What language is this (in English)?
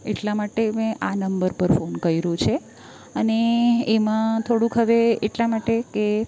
Gujarati